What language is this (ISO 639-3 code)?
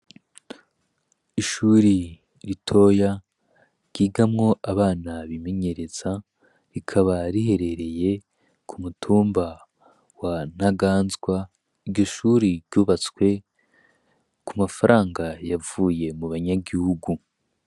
run